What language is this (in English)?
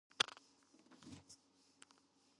Georgian